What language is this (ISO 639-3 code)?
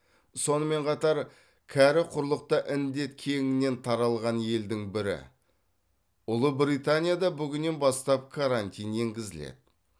kaz